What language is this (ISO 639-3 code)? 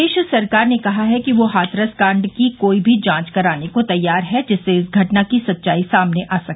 hin